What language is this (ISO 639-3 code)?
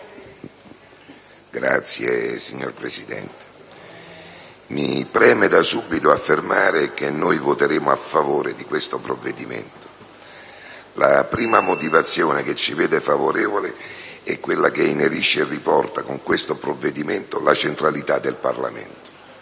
ita